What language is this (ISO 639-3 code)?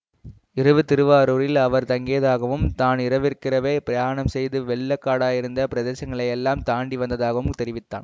tam